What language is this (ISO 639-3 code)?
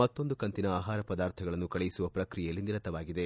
kan